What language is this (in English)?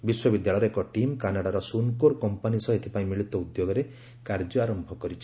Odia